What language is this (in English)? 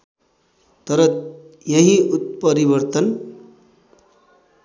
Nepali